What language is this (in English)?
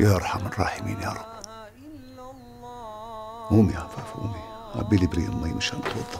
Arabic